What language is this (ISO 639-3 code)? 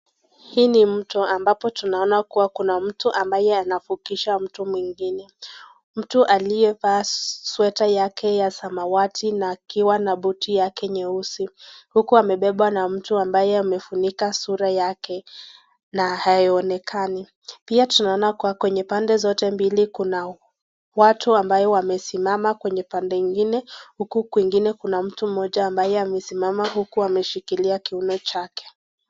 swa